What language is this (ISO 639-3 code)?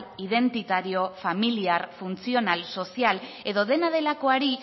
eus